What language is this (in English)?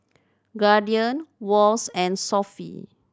English